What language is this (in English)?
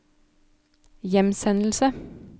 Norwegian